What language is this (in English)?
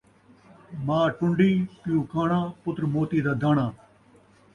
Saraiki